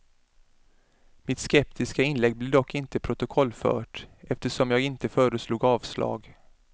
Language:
Swedish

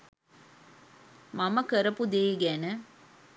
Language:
Sinhala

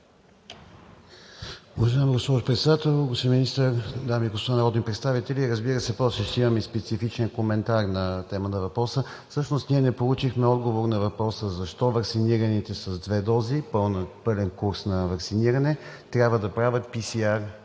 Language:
Bulgarian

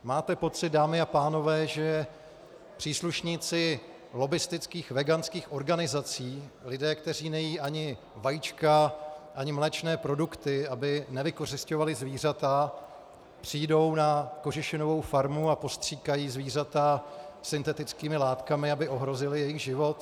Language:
Czech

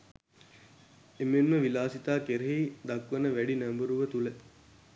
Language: Sinhala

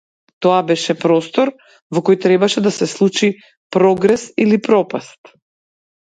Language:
Macedonian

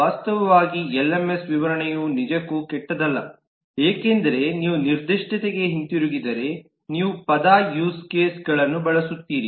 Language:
Kannada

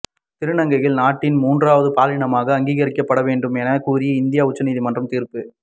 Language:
Tamil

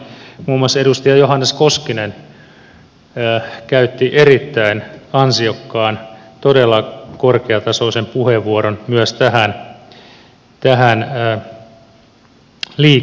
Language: Finnish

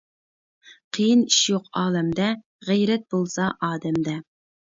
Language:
Uyghur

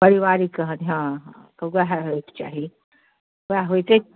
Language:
Maithili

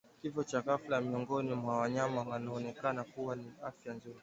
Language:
Swahili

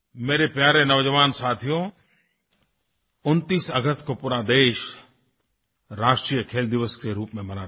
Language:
Hindi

